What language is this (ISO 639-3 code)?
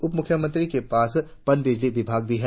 hin